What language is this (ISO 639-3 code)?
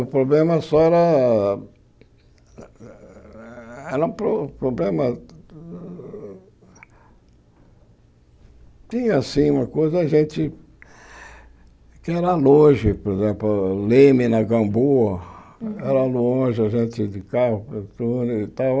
por